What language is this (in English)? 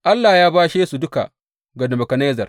Hausa